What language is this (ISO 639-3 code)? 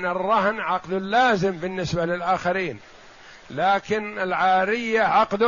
ara